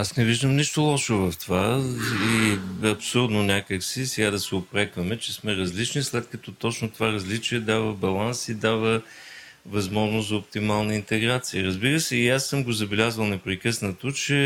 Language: Bulgarian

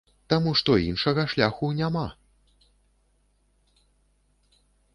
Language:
Belarusian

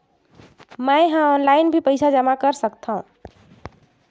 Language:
Chhattisgarhi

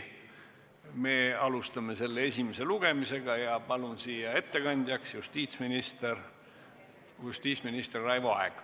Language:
Estonian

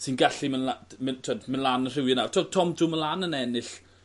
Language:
Welsh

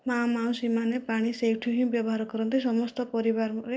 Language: Odia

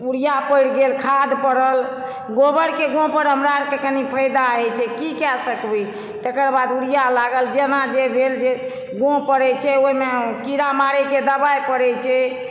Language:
Maithili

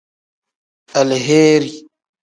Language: Tem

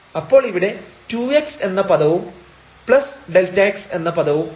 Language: Malayalam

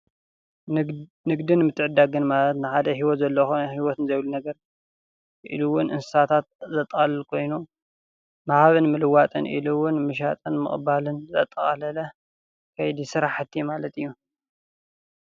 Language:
Tigrinya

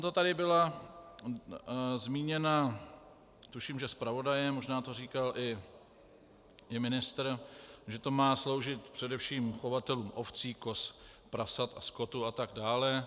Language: Czech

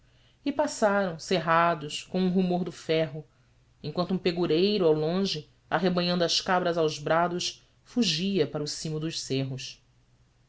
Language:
Portuguese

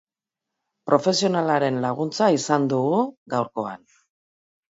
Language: Basque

